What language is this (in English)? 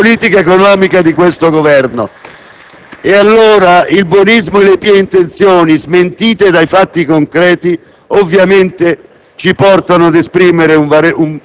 Italian